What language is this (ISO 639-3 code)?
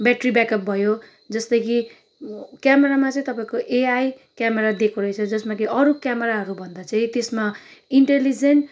nep